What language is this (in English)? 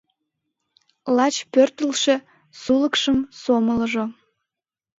Mari